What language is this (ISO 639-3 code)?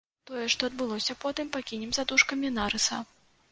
bel